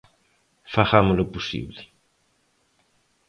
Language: Galician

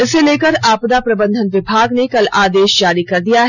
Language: Hindi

